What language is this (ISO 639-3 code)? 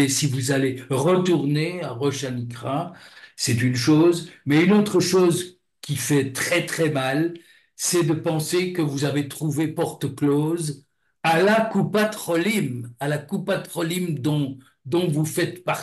fra